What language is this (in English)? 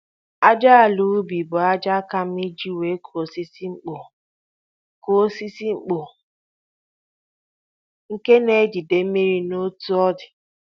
Igbo